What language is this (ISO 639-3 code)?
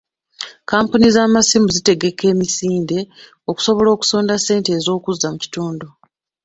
lug